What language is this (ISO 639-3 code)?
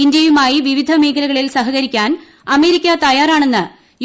mal